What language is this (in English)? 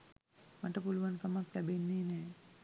Sinhala